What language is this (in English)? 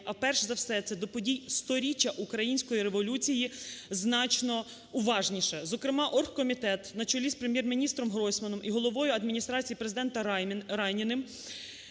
Ukrainian